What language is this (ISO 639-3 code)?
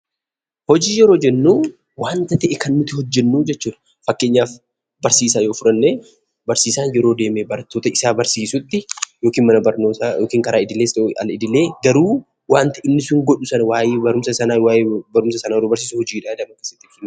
orm